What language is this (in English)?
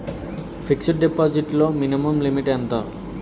Telugu